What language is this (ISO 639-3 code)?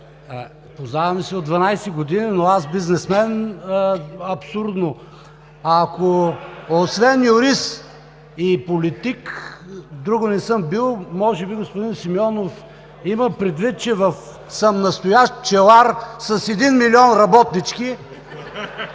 bul